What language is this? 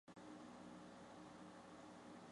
Chinese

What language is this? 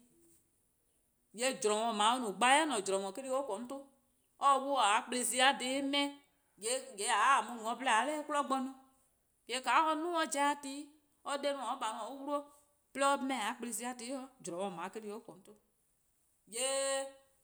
Eastern Krahn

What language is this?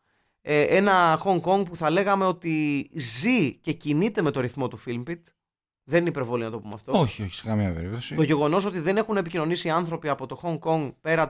Greek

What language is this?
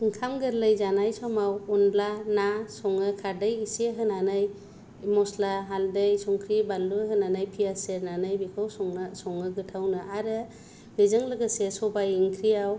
Bodo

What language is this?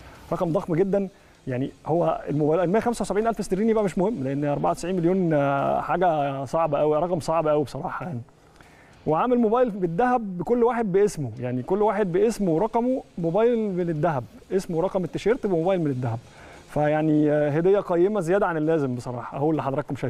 Arabic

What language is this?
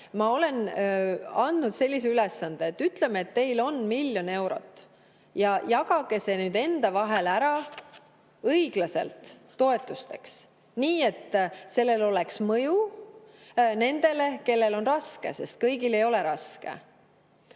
Estonian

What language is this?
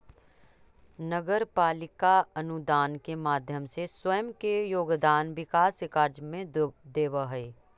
Magahi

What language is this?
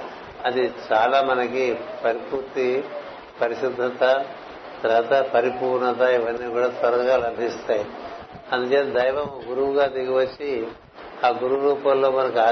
Telugu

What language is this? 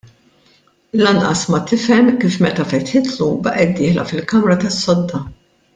Maltese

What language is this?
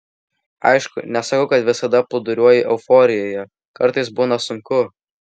Lithuanian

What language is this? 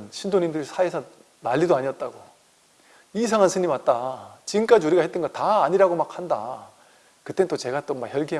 Korean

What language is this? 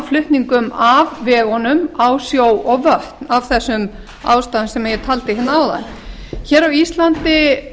Icelandic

